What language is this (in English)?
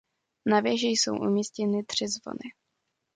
Czech